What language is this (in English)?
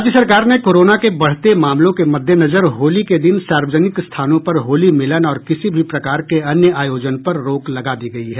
Hindi